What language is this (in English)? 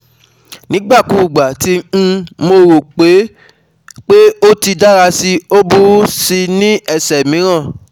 Yoruba